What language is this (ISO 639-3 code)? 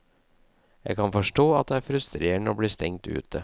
nor